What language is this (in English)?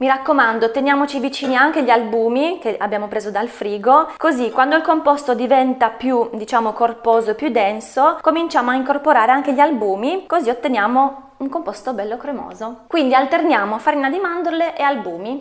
Italian